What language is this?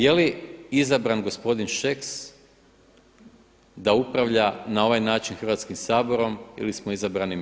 Croatian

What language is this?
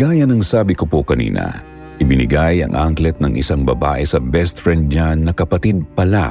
Filipino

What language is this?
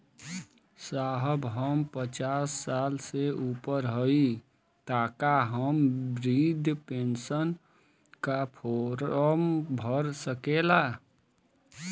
Bhojpuri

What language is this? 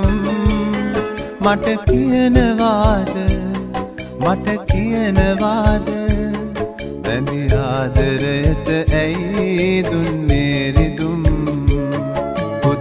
Romanian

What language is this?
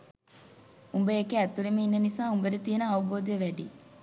Sinhala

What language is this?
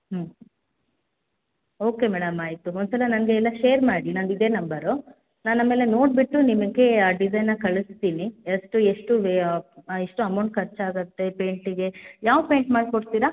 Kannada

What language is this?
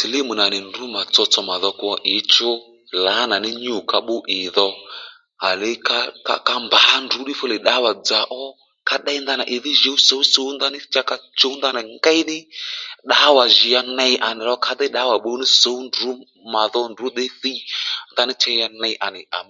Lendu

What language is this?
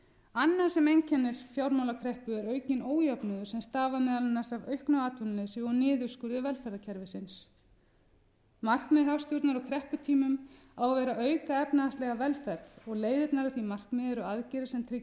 Icelandic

